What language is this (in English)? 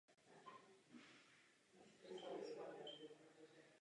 Czech